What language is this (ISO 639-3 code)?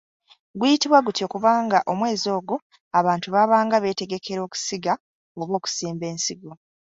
lug